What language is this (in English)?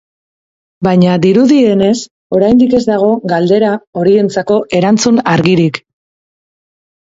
Basque